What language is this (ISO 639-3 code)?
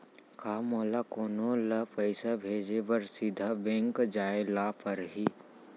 hne